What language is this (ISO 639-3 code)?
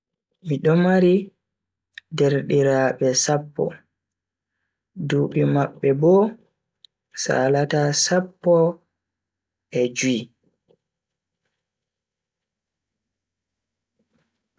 fui